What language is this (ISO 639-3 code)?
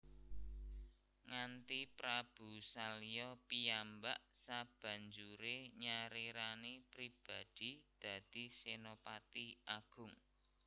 jav